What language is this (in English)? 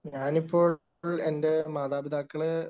Malayalam